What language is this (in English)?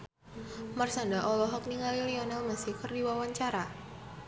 Sundanese